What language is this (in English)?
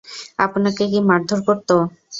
Bangla